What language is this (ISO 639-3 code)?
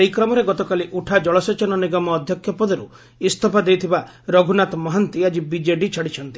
ori